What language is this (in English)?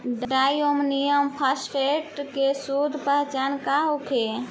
Bhojpuri